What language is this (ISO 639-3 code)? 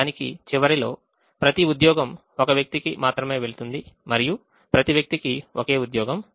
tel